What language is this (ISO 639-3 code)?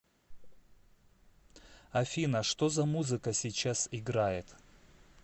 rus